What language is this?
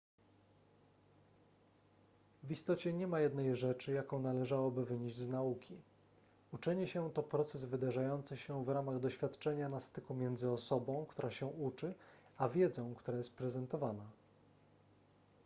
Polish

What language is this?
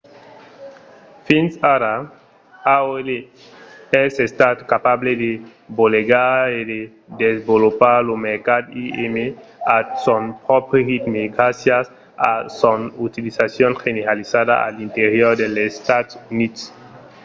Occitan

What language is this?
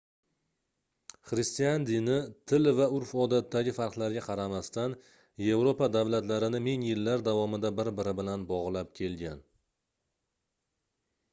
Uzbek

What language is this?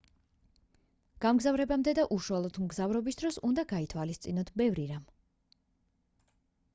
Georgian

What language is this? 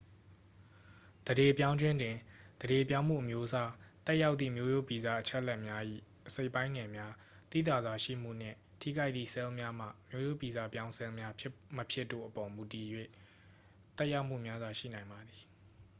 Burmese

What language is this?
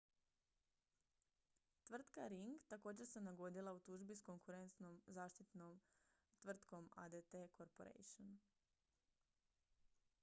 Croatian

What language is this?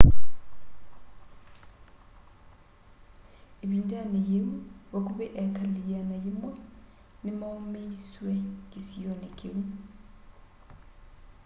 Kamba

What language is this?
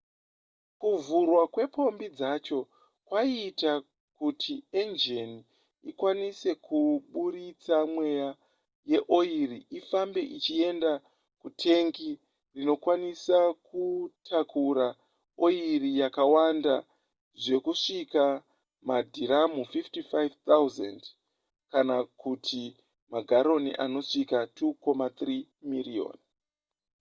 Shona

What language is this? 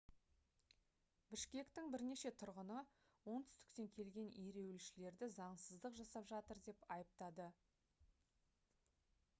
Kazakh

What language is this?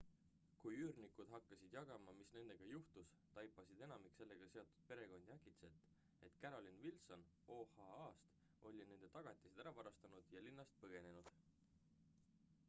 Estonian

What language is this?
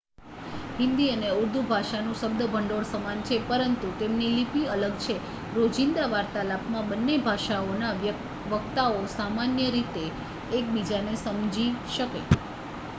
Gujarati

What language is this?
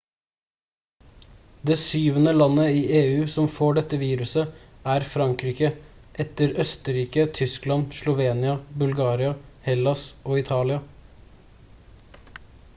Norwegian Bokmål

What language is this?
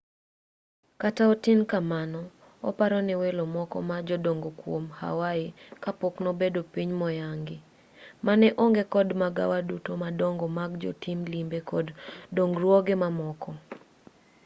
Luo (Kenya and Tanzania)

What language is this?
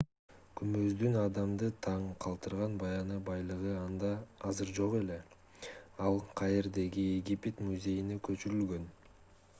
Kyrgyz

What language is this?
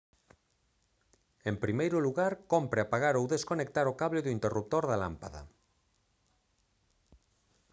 Galician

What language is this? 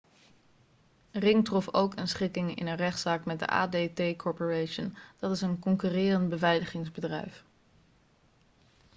Dutch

